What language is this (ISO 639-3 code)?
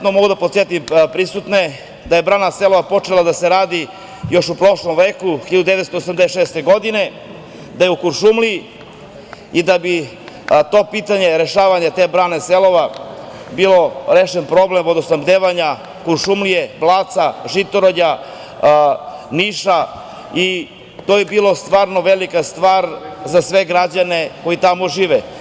srp